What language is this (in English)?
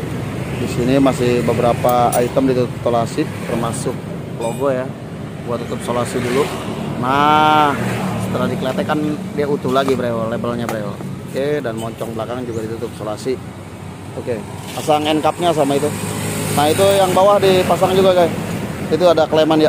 Indonesian